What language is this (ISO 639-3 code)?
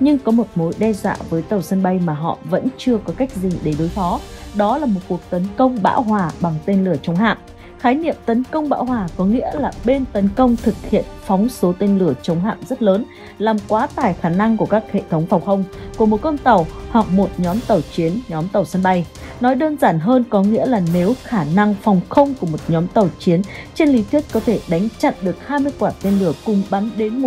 vie